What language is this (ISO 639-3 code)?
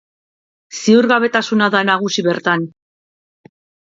eus